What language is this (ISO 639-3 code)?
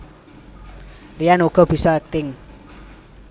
jav